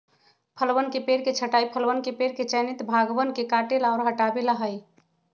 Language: Magahi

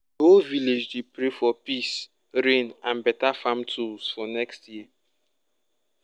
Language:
Nigerian Pidgin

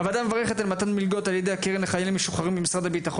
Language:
Hebrew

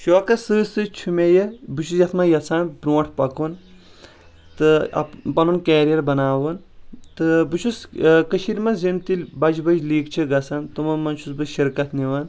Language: Kashmiri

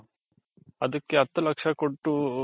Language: Kannada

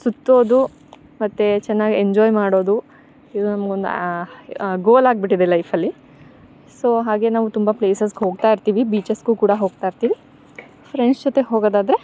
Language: Kannada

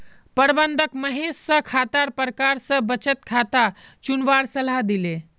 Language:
Magahi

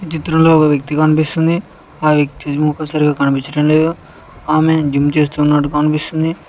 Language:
Telugu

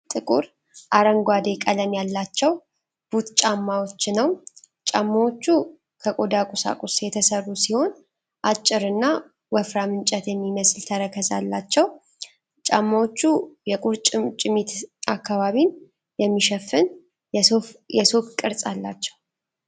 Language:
Amharic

